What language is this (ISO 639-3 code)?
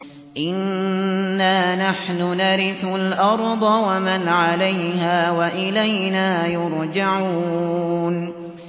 ara